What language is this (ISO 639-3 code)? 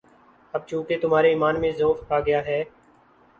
urd